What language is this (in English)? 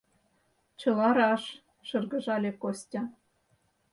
Mari